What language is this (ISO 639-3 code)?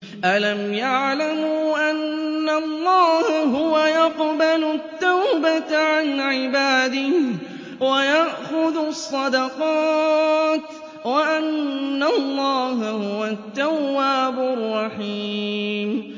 ara